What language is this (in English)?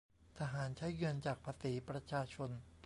Thai